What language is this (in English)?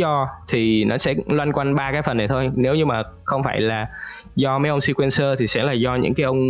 Vietnamese